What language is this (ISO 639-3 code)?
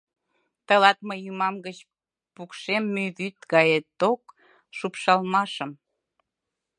chm